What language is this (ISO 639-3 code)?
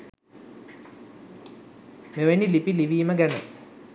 sin